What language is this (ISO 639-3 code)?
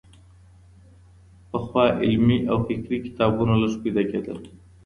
pus